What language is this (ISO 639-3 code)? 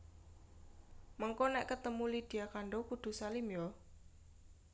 jav